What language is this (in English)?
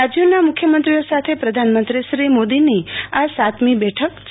Gujarati